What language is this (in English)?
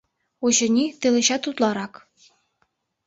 Mari